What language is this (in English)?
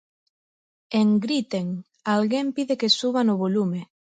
Galician